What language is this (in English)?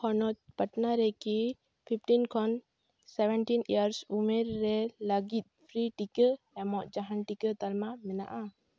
Santali